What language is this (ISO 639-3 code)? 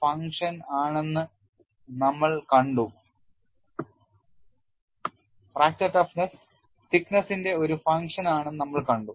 mal